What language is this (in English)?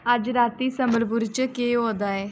Dogri